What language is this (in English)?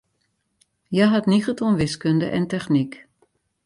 Western Frisian